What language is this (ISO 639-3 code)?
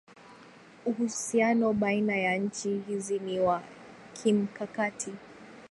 swa